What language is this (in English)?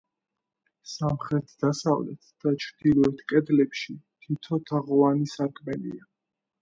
Georgian